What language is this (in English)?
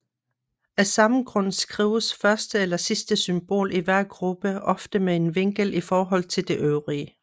Danish